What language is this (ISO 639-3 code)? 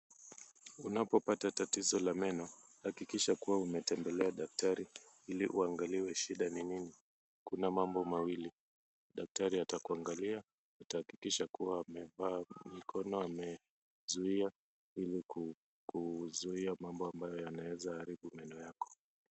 swa